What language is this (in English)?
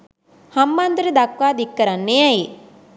Sinhala